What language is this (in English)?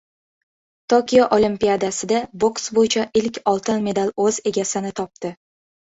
Uzbek